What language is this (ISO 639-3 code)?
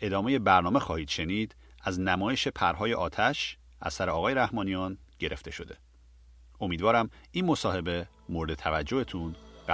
fas